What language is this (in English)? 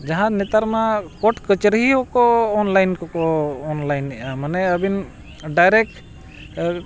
Santali